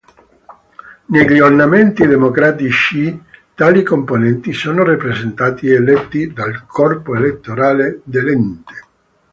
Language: Italian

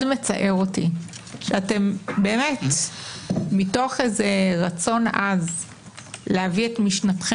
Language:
Hebrew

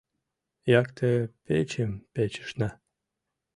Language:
Mari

